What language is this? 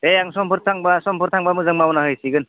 Bodo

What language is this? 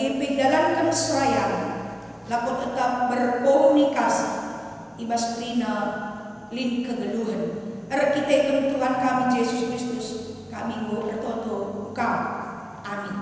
Indonesian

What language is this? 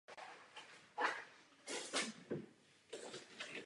Czech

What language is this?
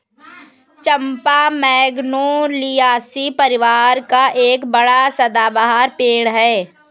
Hindi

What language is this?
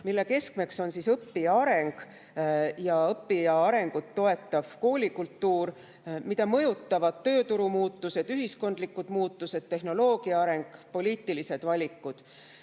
Estonian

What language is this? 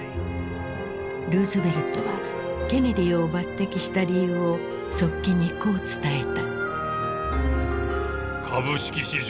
Japanese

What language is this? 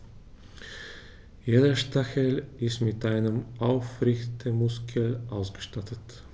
German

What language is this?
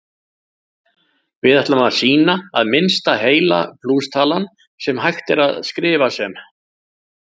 Icelandic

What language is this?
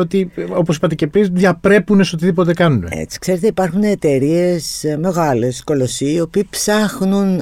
Greek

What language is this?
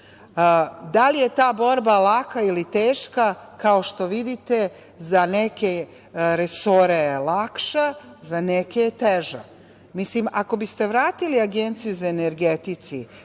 Serbian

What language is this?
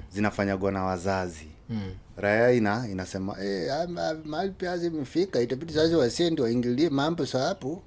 Swahili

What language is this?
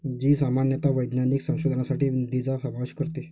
Marathi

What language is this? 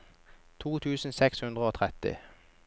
Norwegian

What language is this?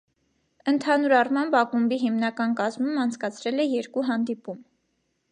Armenian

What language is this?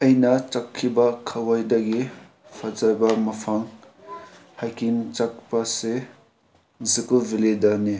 Manipuri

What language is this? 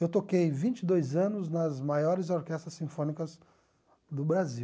Portuguese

